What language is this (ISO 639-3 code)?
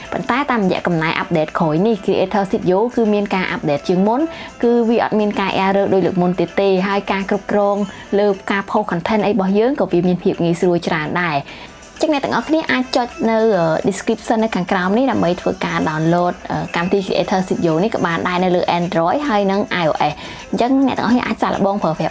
tha